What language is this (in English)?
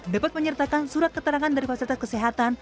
Indonesian